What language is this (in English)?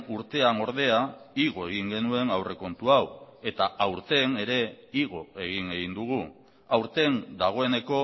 Basque